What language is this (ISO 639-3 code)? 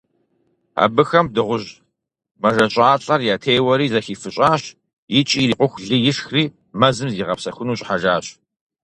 kbd